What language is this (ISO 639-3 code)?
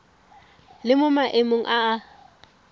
tsn